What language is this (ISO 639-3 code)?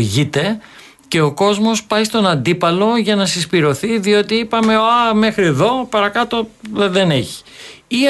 ell